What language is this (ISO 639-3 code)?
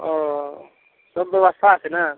mai